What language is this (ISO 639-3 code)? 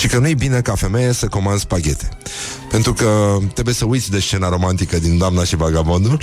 ron